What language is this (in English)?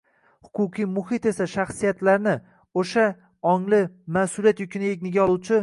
Uzbek